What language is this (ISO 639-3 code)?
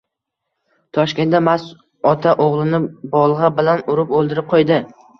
uzb